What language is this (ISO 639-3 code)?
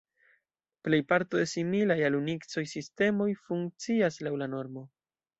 epo